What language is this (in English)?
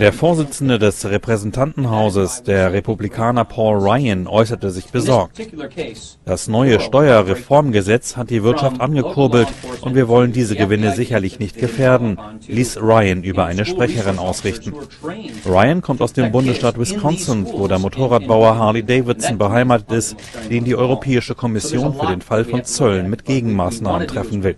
German